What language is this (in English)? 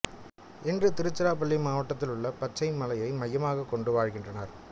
Tamil